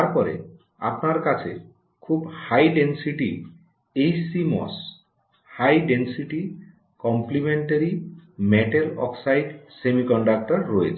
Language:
Bangla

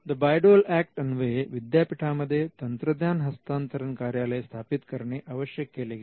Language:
Marathi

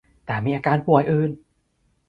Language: Thai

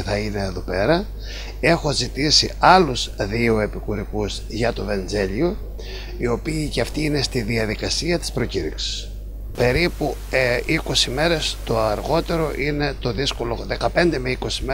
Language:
Greek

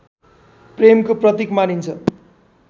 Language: Nepali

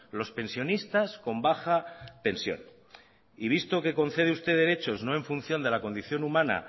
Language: Spanish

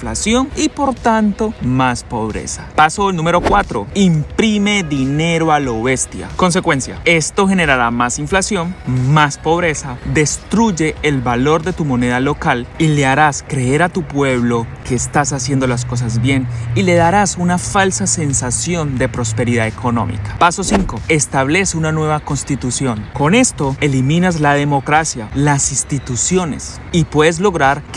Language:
Spanish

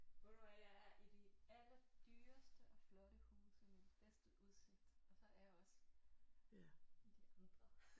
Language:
Danish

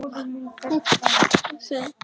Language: Icelandic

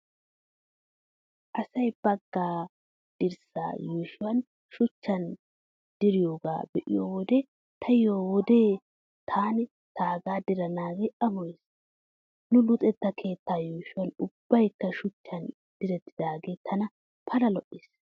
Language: Wolaytta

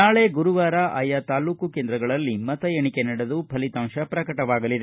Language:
Kannada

